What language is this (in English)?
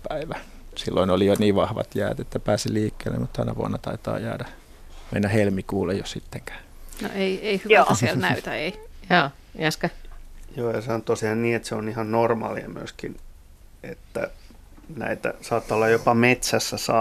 Finnish